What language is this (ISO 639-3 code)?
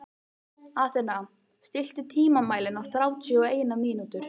isl